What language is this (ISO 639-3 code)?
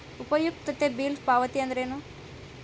kan